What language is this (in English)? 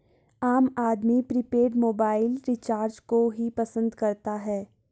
Hindi